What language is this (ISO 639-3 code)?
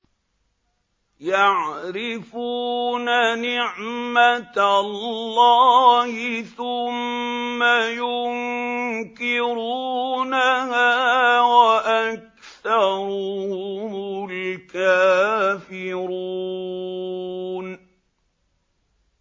ara